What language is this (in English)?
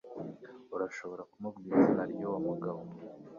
Kinyarwanda